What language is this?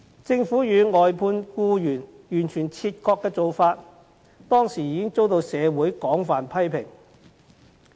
Cantonese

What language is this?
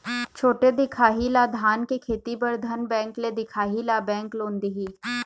Chhattisgarhi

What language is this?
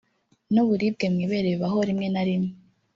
Kinyarwanda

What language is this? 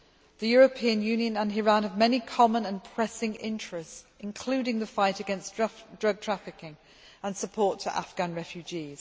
English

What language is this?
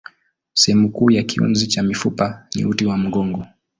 Swahili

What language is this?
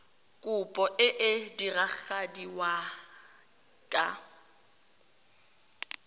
Tswana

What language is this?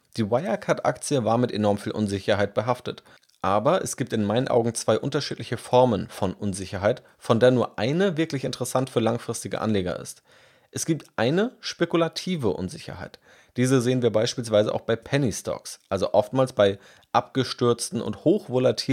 German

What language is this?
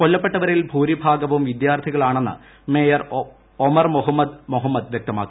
Malayalam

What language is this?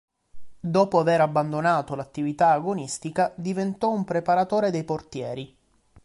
Italian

